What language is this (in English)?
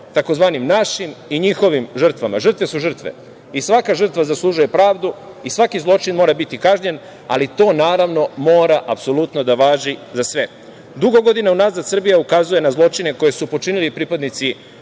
Serbian